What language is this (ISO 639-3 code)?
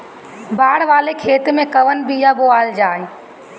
bho